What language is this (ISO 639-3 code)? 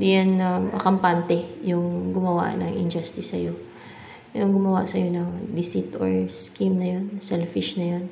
fil